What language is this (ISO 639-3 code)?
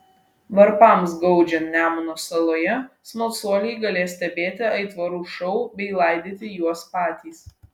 lit